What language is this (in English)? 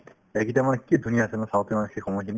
Assamese